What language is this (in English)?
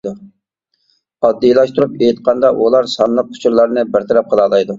Uyghur